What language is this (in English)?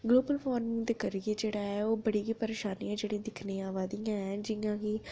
Dogri